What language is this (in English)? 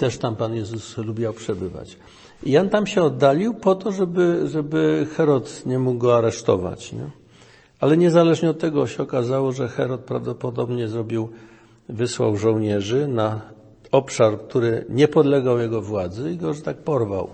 Polish